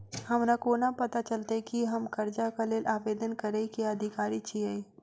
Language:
Maithili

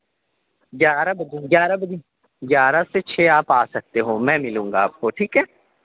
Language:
Urdu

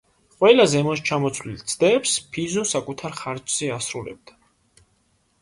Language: Georgian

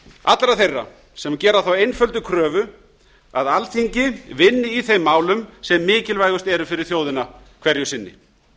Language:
Icelandic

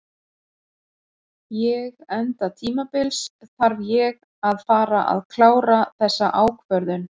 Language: Icelandic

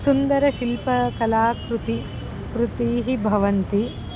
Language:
Sanskrit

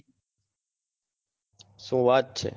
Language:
Gujarati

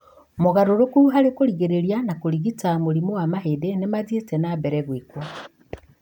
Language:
Kikuyu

